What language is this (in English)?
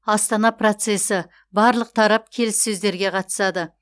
Kazakh